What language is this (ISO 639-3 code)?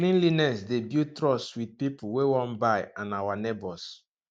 pcm